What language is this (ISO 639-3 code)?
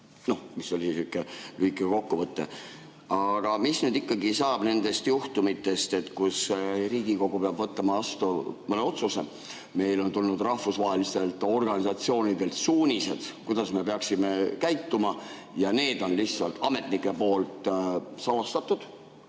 est